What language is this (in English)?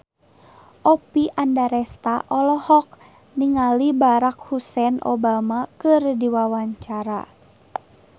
Sundanese